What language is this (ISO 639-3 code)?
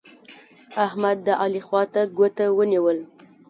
pus